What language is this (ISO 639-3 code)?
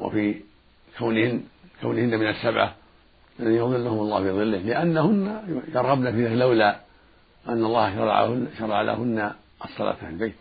ara